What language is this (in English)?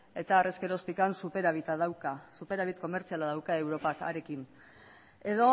Basque